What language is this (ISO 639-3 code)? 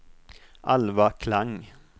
swe